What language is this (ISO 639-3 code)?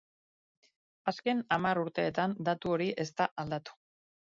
eus